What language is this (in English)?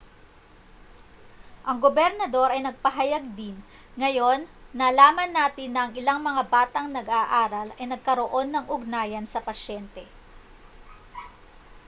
Filipino